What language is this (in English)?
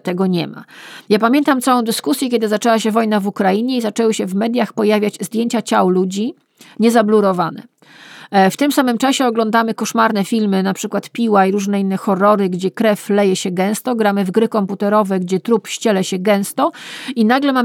Polish